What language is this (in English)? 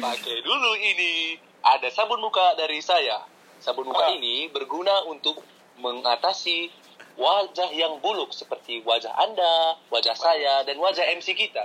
Indonesian